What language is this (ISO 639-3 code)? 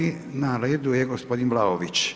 hrv